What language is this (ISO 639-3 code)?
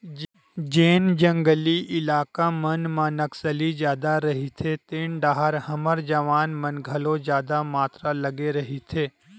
hne